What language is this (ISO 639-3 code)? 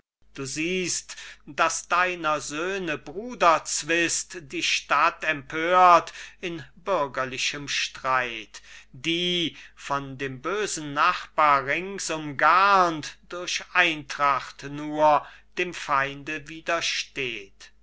deu